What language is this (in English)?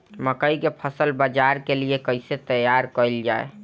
Bhojpuri